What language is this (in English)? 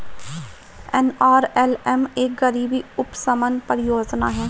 Hindi